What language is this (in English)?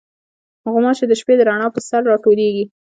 Pashto